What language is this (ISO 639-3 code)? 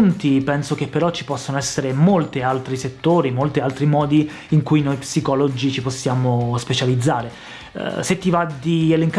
ita